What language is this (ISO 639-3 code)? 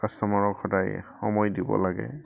asm